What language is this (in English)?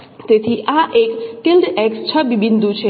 Gujarati